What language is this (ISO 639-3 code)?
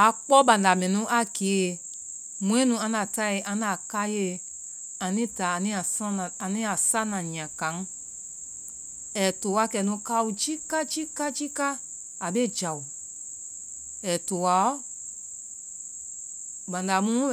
vai